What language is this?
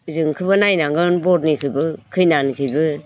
Bodo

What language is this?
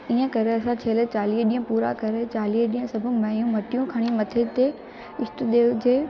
Sindhi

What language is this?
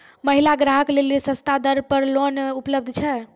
Maithili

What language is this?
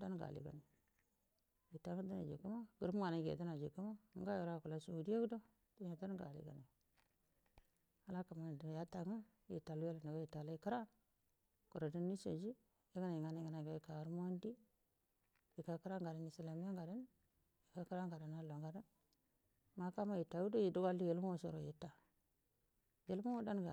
Buduma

